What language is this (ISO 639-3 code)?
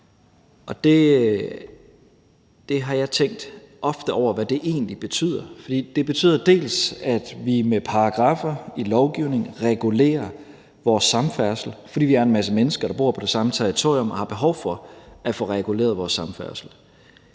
dan